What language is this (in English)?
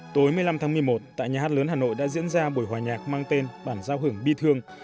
Vietnamese